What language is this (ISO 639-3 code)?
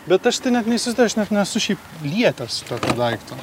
lit